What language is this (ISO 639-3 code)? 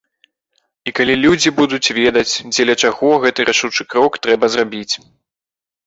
bel